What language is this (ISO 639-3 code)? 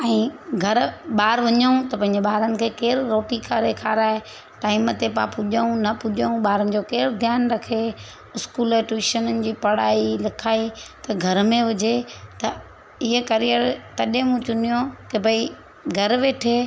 snd